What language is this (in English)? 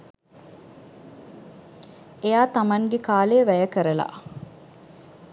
Sinhala